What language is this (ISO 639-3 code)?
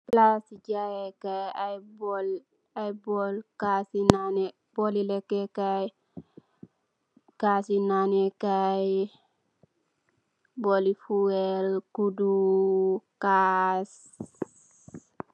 wol